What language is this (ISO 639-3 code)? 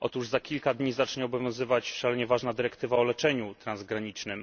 pol